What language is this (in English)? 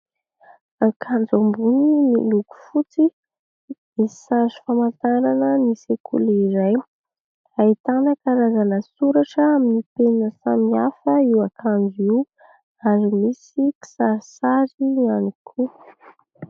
Malagasy